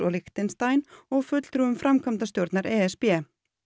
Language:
Icelandic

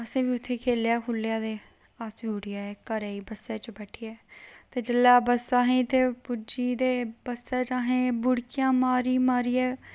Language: Dogri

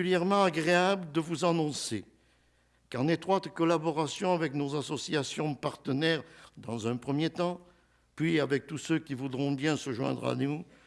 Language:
French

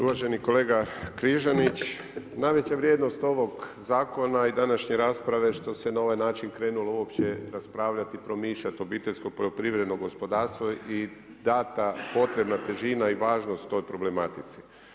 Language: Croatian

